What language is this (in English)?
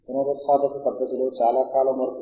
Telugu